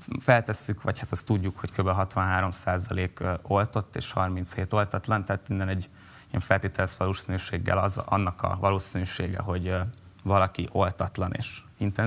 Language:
Hungarian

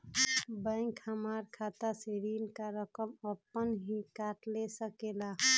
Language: Magahi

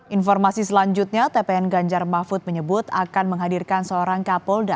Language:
Indonesian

